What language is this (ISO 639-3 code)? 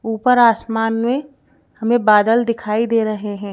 hin